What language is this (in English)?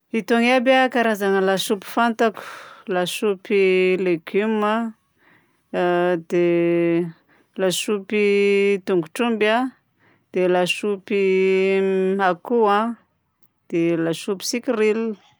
Southern Betsimisaraka Malagasy